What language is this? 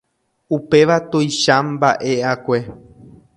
Guarani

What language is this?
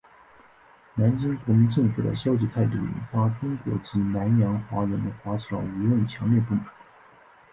Chinese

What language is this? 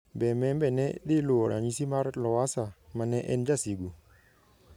Luo (Kenya and Tanzania)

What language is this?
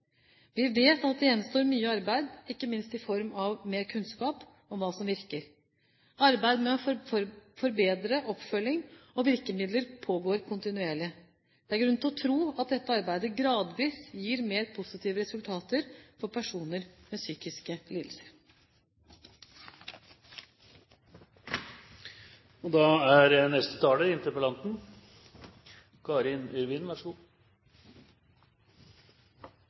Norwegian Bokmål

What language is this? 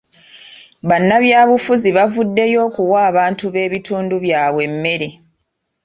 Ganda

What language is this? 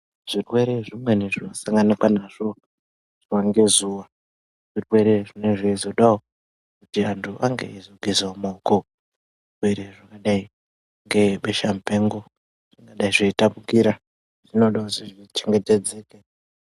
Ndau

